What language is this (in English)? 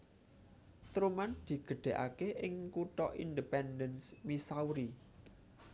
Javanese